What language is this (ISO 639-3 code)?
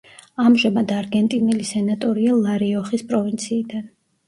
kat